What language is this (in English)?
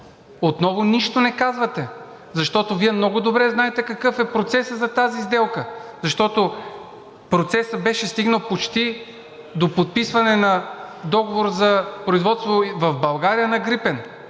Bulgarian